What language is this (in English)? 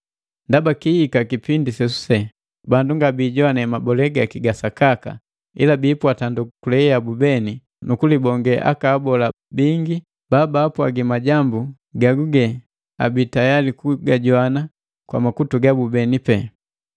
Matengo